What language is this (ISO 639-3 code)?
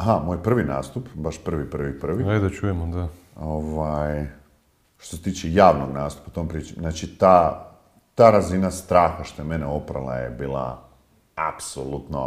hrv